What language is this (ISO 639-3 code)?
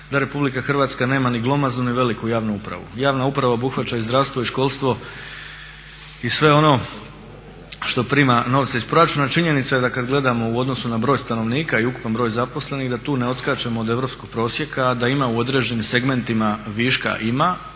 hrv